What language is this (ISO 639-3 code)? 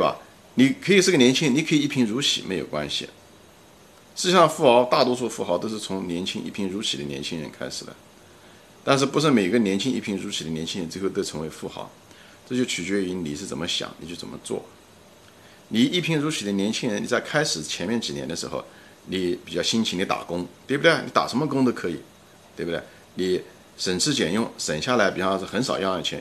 zho